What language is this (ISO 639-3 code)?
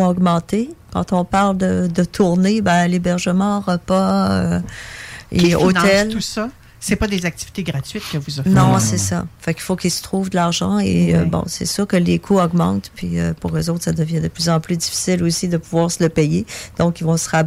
fra